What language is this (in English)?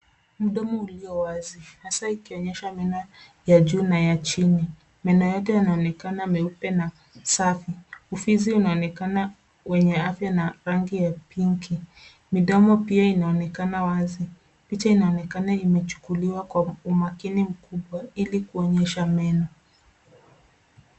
Swahili